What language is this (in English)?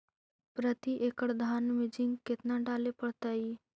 Magahi